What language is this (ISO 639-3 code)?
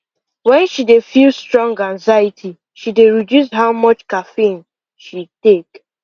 pcm